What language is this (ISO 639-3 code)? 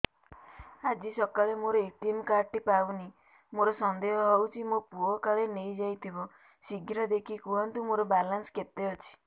ori